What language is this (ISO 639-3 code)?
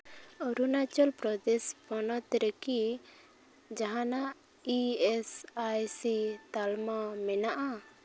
sat